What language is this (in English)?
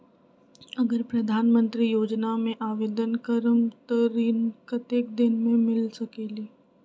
Magahi